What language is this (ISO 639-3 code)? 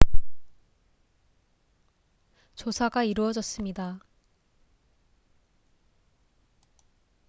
kor